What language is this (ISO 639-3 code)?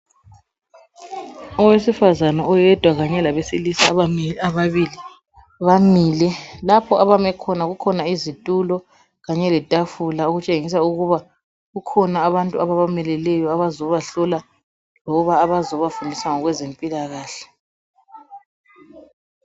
nde